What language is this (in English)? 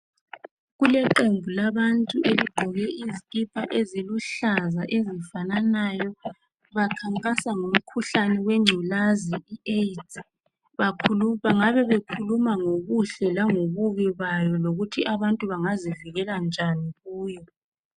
North Ndebele